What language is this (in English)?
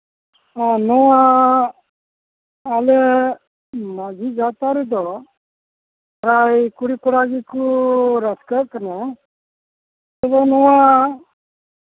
Santali